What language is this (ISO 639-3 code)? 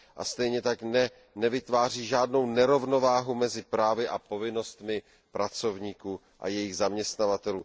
ces